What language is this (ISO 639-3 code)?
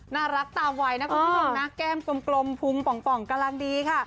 tha